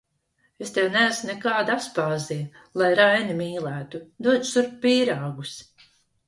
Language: Latvian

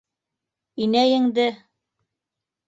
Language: Bashkir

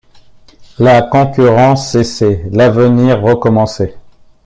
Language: French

